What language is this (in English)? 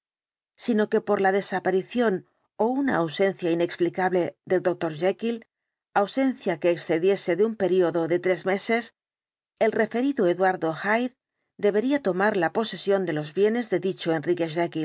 Spanish